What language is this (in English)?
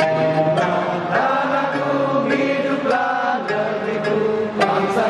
Latvian